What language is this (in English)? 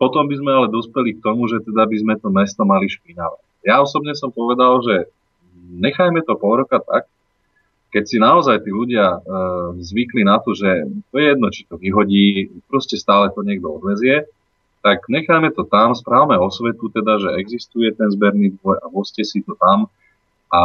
Slovak